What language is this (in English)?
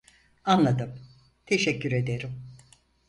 Turkish